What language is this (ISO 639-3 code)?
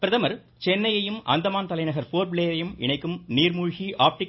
tam